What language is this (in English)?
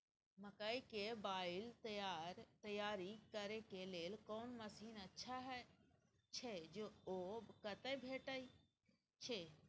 Maithili